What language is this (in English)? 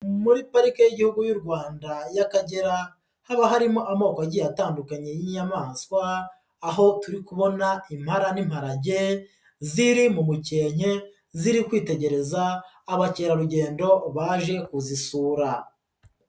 Kinyarwanda